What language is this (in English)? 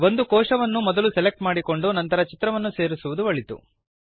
Kannada